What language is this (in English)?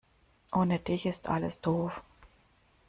German